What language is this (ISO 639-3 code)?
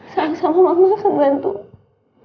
ind